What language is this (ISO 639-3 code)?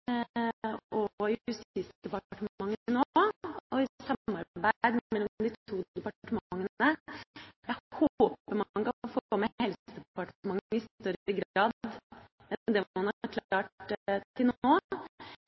nob